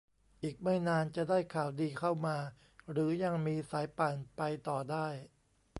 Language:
Thai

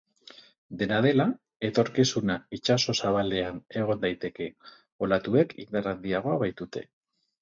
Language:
Basque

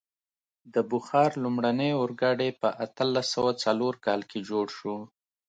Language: Pashto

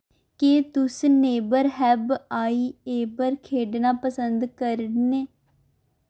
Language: Dogri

